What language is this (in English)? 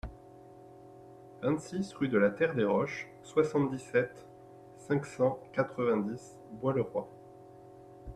French